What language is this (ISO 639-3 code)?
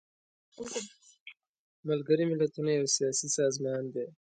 pus